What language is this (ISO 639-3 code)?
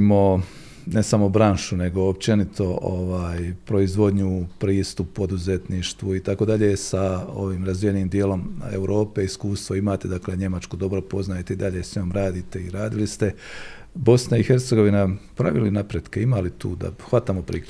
hrv